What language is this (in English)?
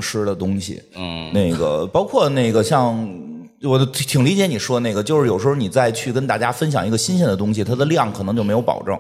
Chinese